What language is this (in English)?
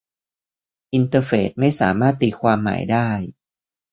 Thai